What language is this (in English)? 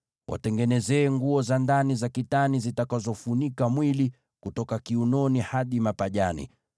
Swahili